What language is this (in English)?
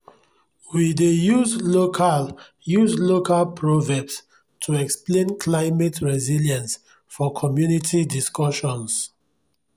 Nigerian Pidgin